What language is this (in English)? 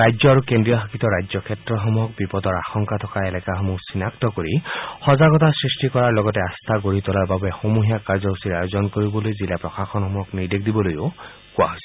Assamese